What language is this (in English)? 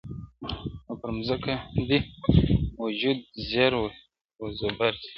Pashto